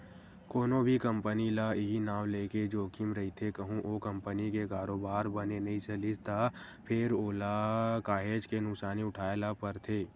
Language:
Chhattisgarhi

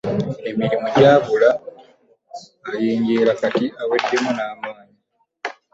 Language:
Ganda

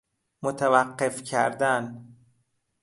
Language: Persian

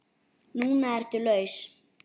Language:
Icelandic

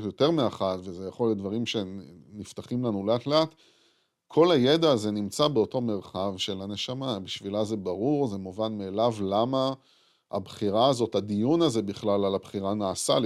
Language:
Hebrew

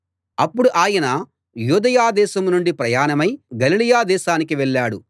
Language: Telugu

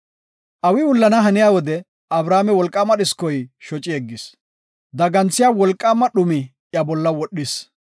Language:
Gofa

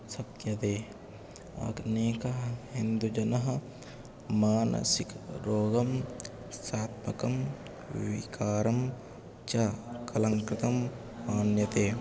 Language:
Sanskrit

